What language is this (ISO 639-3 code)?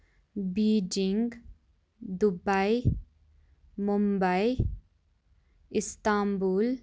kas